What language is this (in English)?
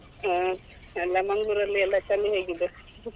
Kannada